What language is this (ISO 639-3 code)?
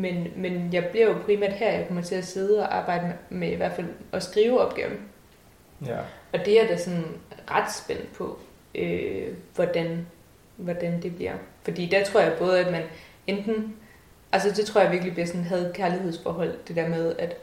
dan